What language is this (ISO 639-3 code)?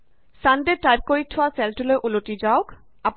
asm